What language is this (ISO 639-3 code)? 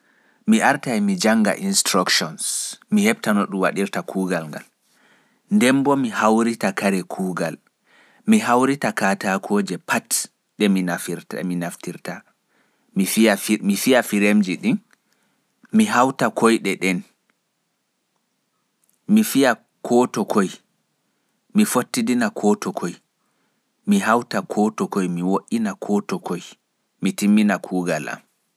fuf